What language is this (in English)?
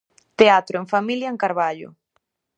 Galician